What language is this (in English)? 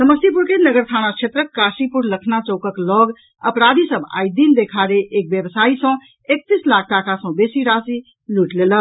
Maithili